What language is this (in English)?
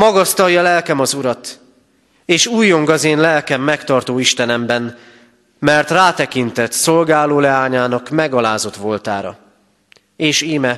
Hungarian